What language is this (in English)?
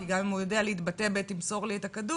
Hebrew